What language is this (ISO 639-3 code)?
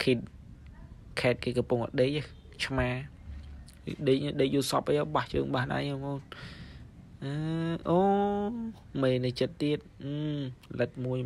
vie